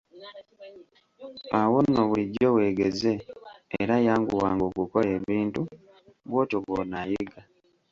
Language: Ganda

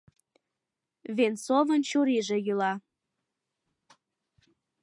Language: Mari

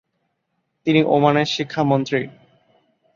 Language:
Bangla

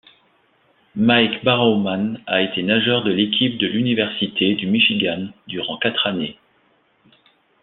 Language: French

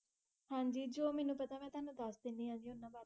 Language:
Punjabi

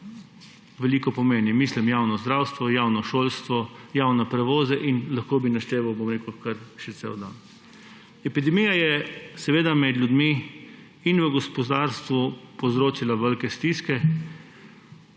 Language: Slovenian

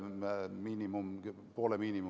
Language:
Estonian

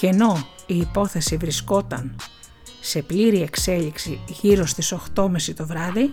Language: Greek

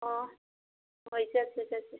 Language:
Manipuri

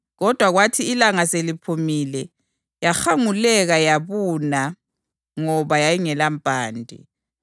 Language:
North Ndebele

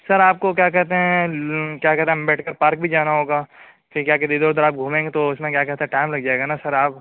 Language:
Urdu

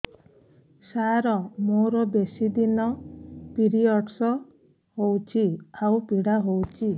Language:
Odia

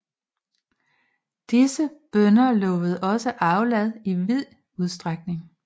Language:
Danish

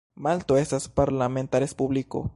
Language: Esperanto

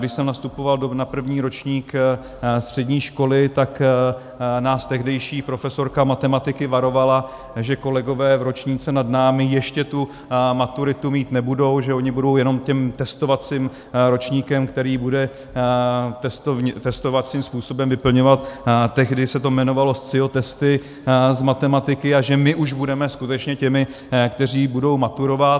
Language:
Czech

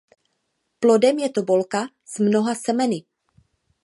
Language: Czech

